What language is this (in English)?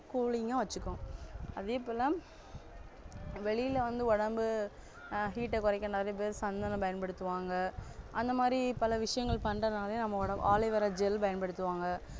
Tamil